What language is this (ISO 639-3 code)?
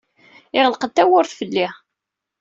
kab